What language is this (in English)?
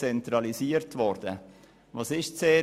Swiss German